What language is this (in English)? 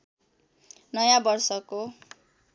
Nepali